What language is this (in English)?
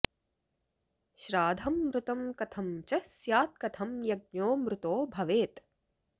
Sanskrit